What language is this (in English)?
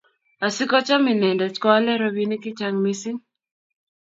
Kalenjin